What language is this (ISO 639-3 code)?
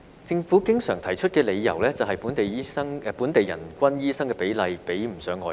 yue